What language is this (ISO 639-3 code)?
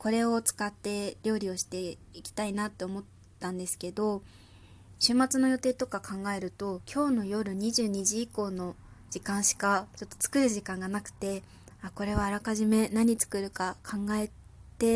jpn